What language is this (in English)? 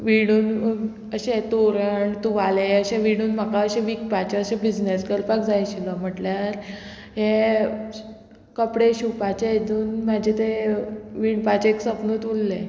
Konkani